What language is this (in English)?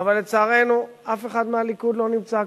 Hebrew